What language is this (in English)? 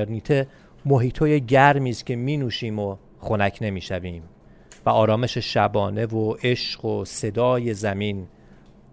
Persian